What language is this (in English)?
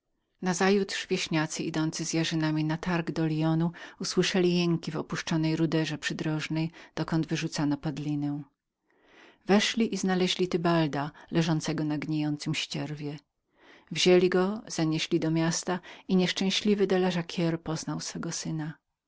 Polish